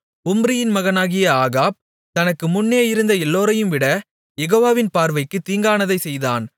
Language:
Tamil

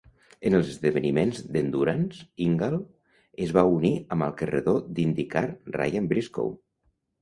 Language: Catalan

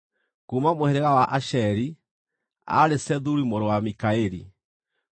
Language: Kikuyu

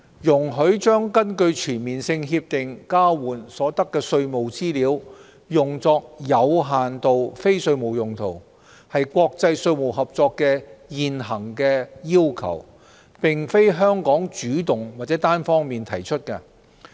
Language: Cantonese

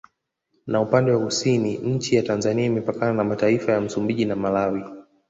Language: Swahili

